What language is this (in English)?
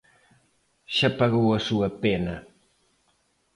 Galician